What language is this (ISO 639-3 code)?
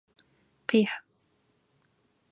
ady